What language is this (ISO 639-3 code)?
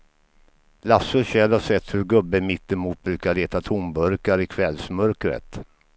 swe